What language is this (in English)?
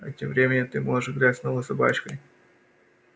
Russian